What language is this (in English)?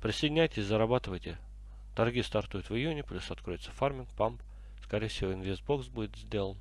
Russian